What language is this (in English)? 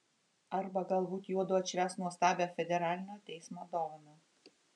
Lithuanian